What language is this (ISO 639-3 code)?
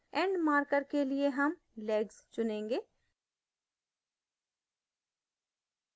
hin